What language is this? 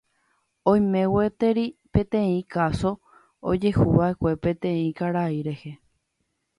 Guarani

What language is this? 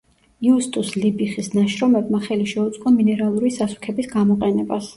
Georgian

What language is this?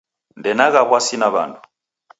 Taita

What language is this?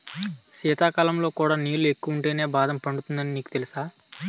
Telugu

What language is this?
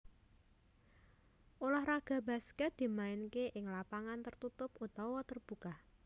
Javanese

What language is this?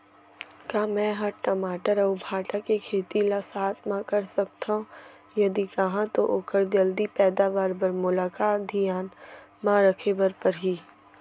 Chhattisgarhi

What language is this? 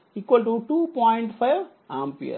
Telugu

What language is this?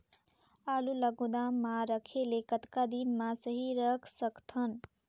Chhattisgarhi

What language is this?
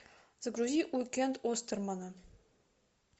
Russian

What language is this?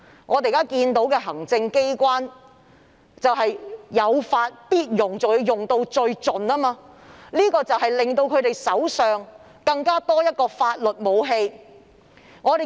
Cantonese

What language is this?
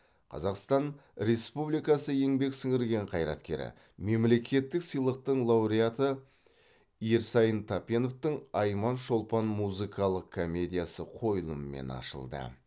Kazakh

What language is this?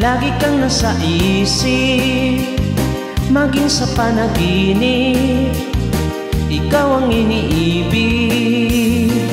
Filipino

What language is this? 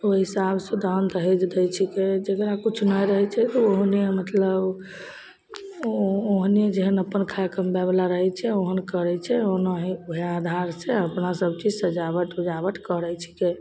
Maithili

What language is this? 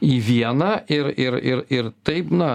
Lithuanian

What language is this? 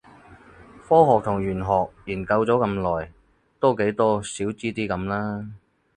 Cantonese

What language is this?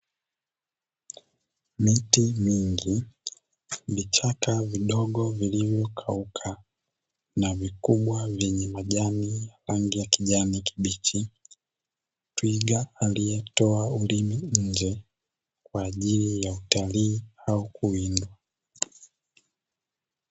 Swahili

